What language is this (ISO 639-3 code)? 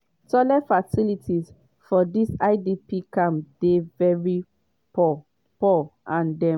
pcm